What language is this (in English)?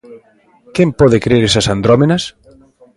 Galician